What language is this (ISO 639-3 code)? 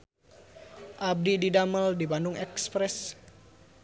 sun